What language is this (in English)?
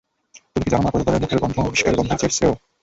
Bangla